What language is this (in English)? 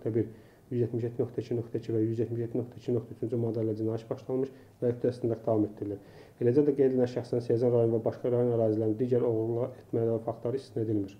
Turkish